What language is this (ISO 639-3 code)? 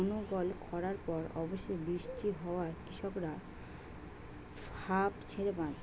ben